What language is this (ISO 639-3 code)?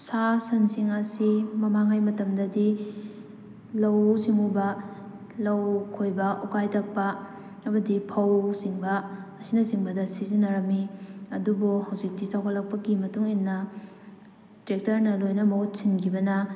mni